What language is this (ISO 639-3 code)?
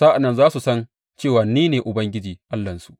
hau